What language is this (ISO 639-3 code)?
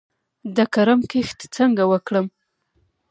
pus